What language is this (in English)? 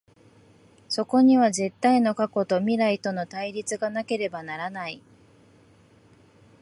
Japanese